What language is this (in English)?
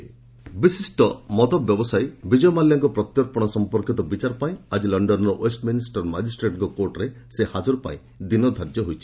Odia